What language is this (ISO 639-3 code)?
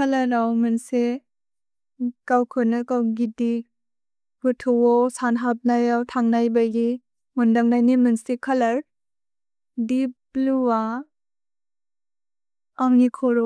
brx